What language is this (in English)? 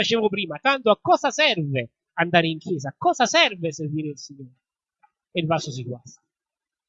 Italian